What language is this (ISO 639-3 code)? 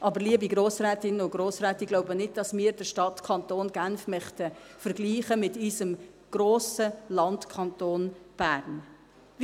gsw